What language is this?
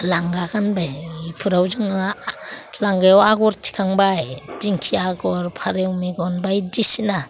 Bodo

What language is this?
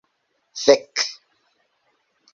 Esperanto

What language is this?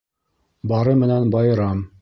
Bashkir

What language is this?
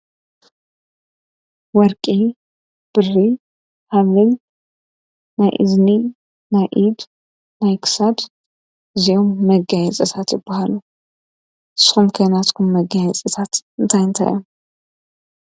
Tigrinya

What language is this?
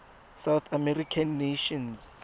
Tswana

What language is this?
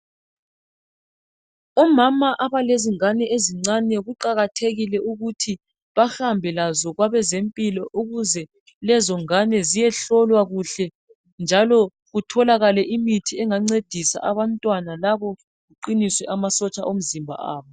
North Ndebele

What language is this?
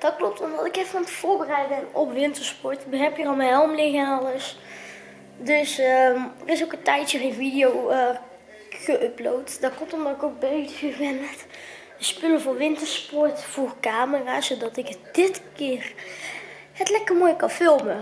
Dutch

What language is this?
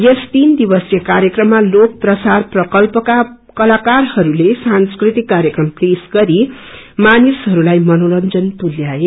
Nepali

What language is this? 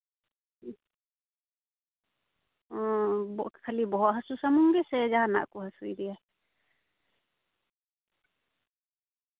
Santali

